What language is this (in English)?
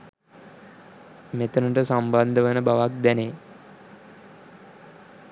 Sinhala